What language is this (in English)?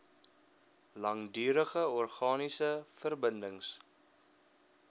Afrikaans